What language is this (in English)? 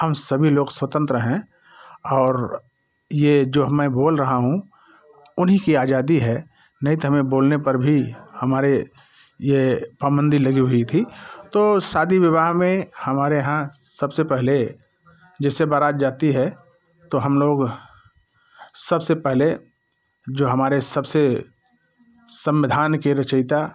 Hindi